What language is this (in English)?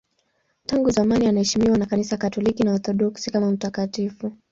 Swahili